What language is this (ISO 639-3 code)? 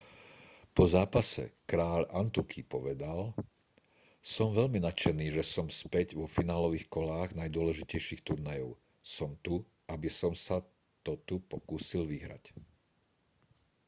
slk